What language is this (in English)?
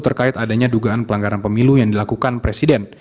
Indonesian